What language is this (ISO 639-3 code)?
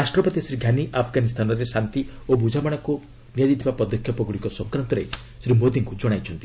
ori